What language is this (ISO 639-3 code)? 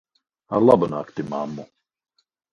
lav